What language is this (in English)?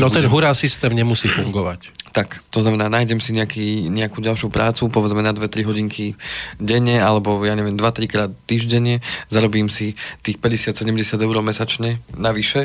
Slovak